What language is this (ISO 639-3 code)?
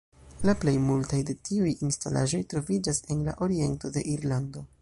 epo